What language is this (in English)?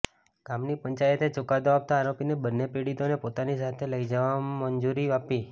Gujarati